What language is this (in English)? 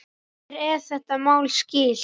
Icelandic